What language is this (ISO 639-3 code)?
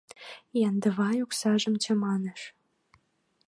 chm